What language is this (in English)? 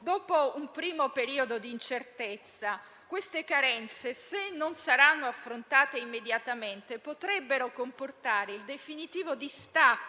Italian